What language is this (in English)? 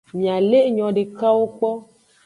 Aja (Benin)